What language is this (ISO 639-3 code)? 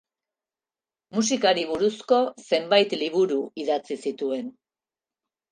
eus